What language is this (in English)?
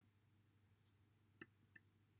Welsh